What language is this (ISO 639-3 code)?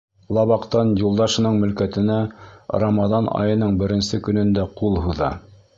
bak